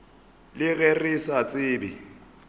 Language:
Northern Sotho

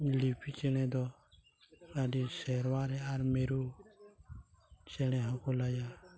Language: Santali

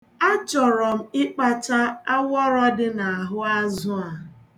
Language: Igbo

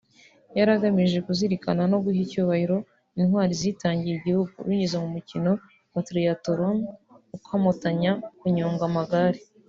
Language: Kinyarwanda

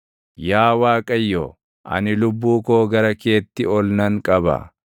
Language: Oromo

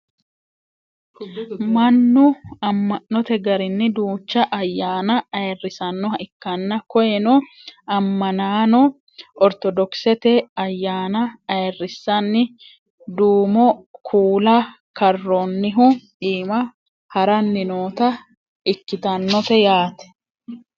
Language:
Sidamo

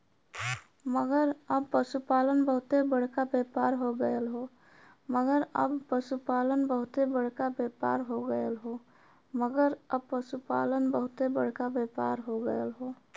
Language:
Bhojpuri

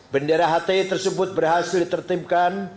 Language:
Indonesian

